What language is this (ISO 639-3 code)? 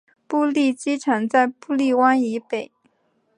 zho